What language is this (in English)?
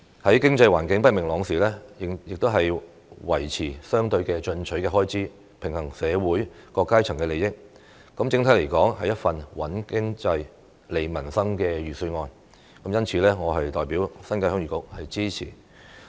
Cantonese